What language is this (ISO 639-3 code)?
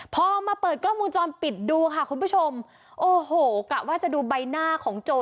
tha